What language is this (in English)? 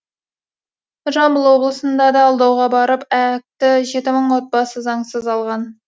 Kazakh